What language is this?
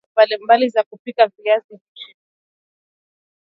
Swahili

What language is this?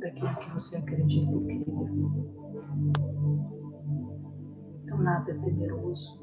Portuguese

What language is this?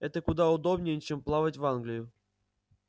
Russian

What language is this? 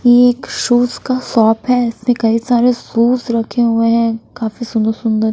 Hindi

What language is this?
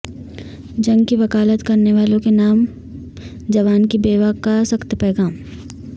Urdu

